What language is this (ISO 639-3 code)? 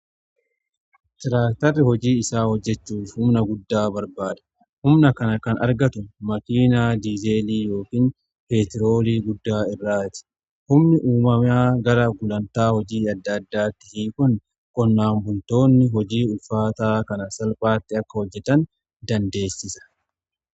orm